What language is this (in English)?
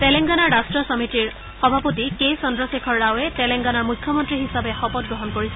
Assamese